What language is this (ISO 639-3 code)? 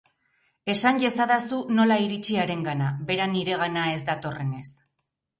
eus